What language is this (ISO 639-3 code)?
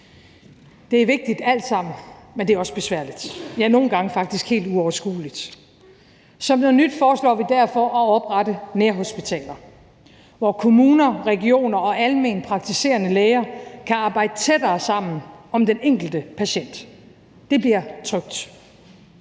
dan